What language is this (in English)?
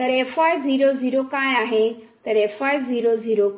Marathi